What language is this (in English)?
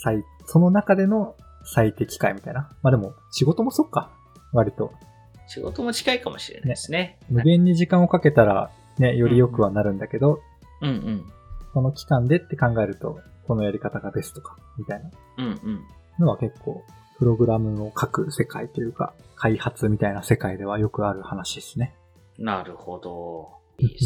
Japanese